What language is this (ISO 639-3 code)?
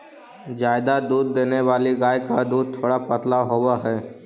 mag